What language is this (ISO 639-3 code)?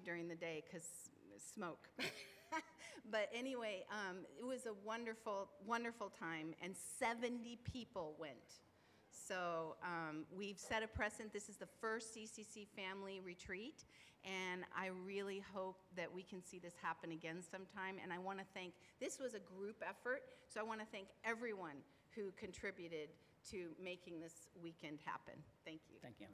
eng